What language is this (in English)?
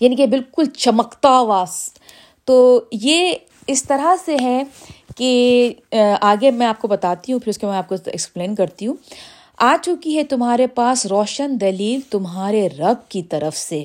Urdu